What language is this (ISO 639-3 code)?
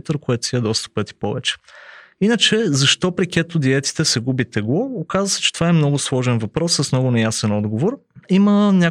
bul